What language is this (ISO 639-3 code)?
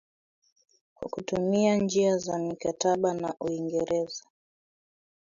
swa